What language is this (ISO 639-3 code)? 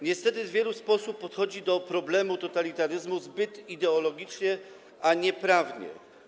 pol